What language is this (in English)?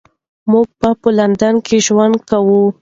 Pashto